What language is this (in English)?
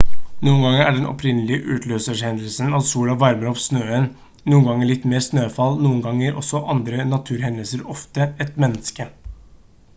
Norwegian Bokmål